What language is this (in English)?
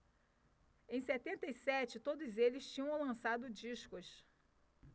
Portuguese